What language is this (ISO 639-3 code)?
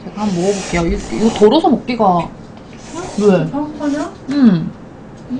kor